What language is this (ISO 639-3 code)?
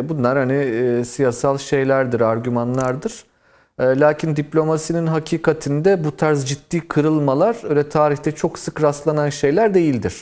tur